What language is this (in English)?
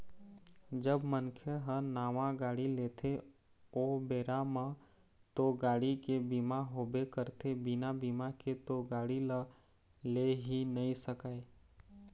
Chhattisgarhi